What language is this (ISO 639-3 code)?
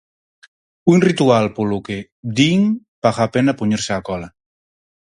glg